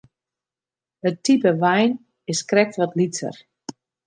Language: Western Frisian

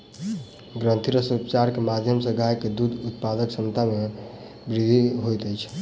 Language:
Maithili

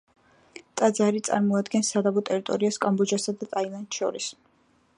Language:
Georgian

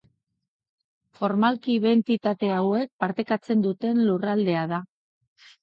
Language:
Basque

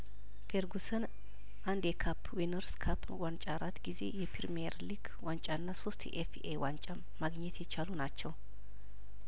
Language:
Amharic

